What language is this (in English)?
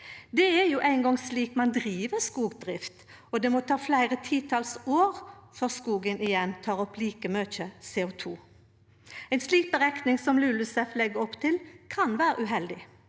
Norwegian